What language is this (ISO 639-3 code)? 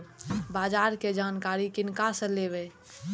mai